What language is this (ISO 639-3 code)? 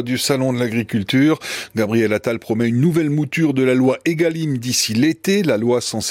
fra